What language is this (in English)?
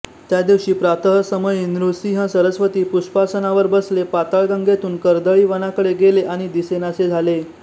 Marathi